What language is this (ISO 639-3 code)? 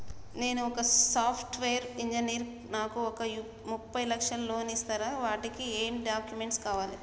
tel